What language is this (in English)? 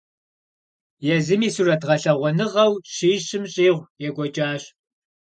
Kabardian